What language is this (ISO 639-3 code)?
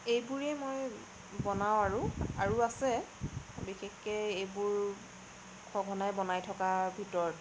asm